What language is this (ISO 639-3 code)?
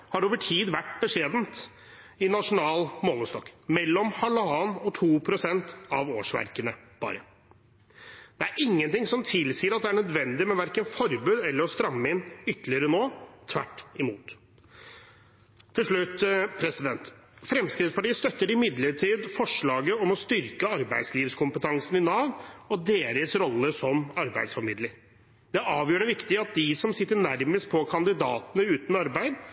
nob